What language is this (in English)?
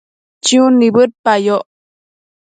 Matsés